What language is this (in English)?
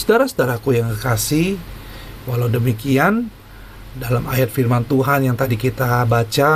Indonesian